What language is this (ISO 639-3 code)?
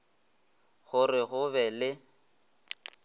nso